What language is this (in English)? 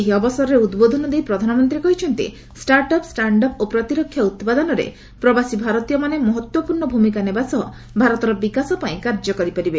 Odia